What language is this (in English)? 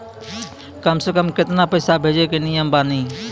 Maithili